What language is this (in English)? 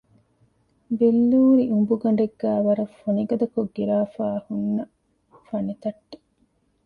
Divehi